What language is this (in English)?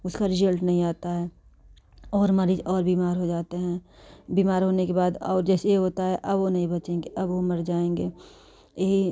Hindi